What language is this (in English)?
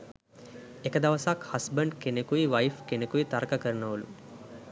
Sinhala